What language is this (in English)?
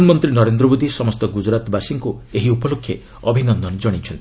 Odia